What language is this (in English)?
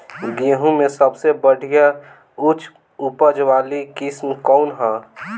Bhojpuri